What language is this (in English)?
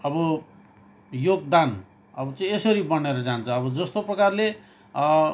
Nepali